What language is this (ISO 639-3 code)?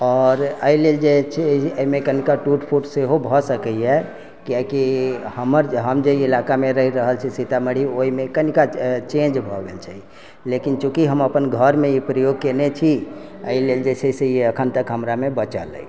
mai